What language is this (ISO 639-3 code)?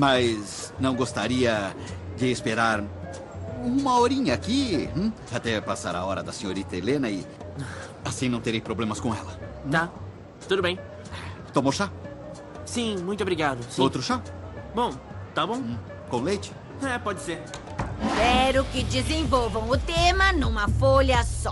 por